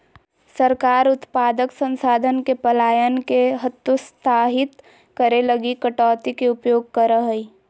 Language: Magahi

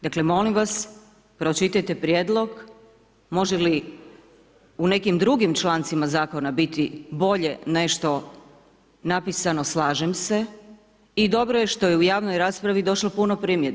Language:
Croatian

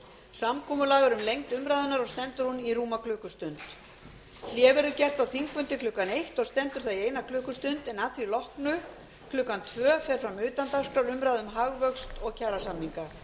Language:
Icelandic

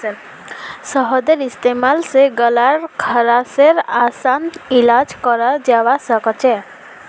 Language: Magahi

